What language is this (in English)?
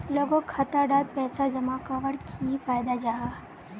Magahi